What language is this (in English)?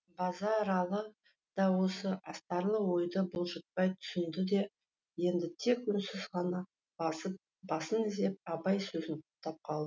Kazakh